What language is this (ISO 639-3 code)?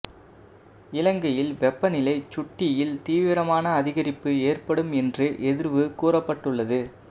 tam